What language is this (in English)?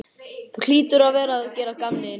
Icelandic